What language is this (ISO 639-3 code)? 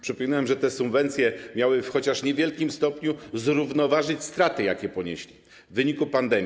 pol